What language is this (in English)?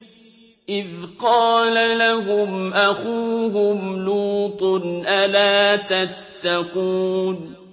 Arabic